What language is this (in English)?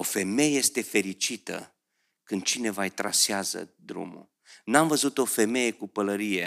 Romanian